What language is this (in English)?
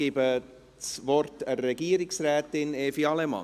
Swiss German